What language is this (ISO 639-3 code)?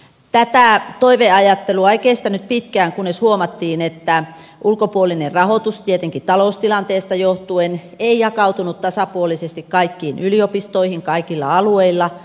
fin